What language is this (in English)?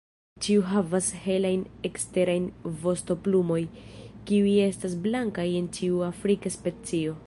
Esperanto